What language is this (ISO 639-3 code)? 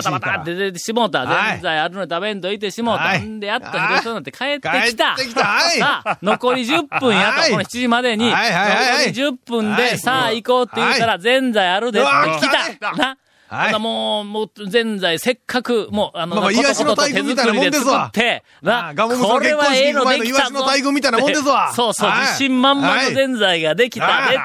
jpn